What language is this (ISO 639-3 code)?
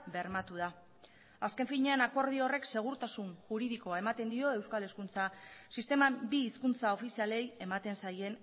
eus